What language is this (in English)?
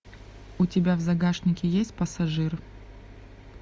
Russian